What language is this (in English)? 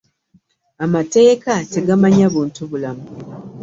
Ganda